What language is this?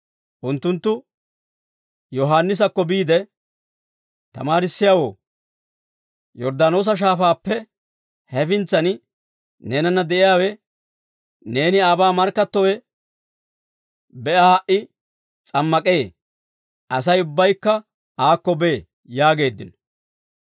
Dawro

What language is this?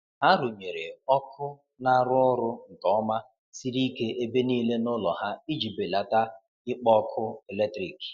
Igbo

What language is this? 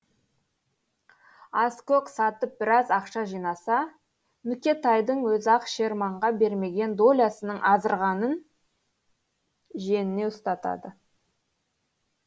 Kazakh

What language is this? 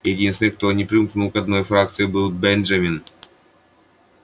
Russian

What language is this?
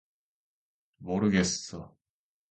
Korean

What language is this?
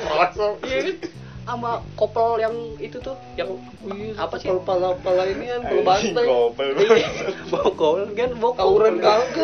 Indonesian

